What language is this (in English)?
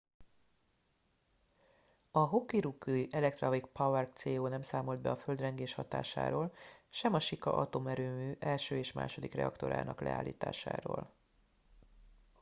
Hungarian